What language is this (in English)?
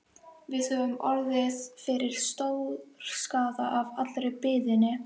Icelandic